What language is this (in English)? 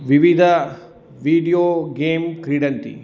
Sanskrit